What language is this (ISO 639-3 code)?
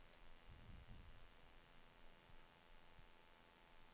nor